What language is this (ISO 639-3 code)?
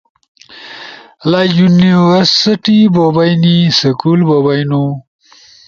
ush